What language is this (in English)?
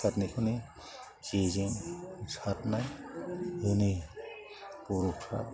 Bodo